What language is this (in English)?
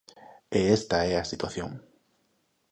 Galician